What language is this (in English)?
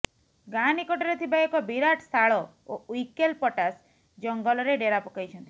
Odia